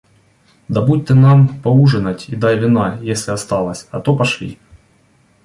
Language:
Russian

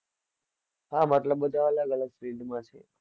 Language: Gujarati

